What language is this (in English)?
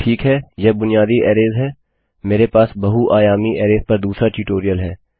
Hindi